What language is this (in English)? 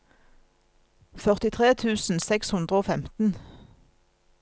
Norwegian